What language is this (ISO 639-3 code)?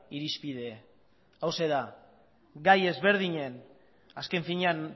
eus